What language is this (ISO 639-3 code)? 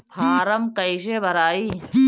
bho